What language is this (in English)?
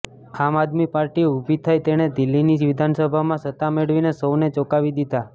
Gujarati